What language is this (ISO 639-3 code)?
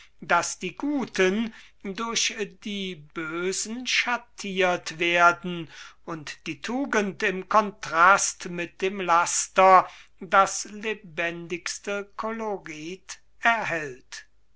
deu